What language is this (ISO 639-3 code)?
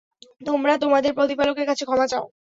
ben